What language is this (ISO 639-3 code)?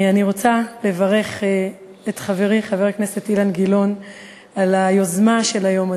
heb